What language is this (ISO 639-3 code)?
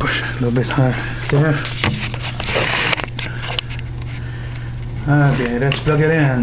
eng